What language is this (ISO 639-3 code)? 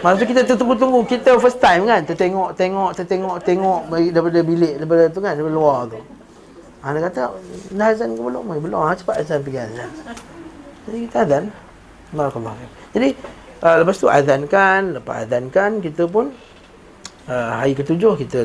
msa